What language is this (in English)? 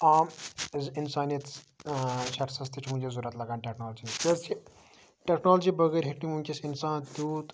Kashmiri